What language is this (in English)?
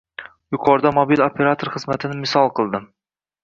Uzbek